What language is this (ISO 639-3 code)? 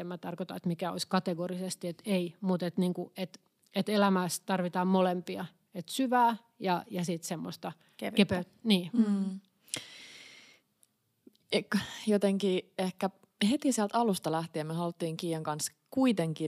fin